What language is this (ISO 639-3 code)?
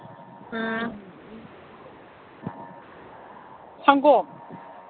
mni